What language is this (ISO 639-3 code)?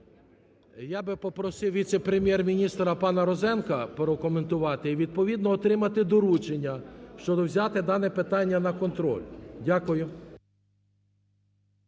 ukr